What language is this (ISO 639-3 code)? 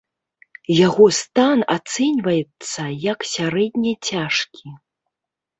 bel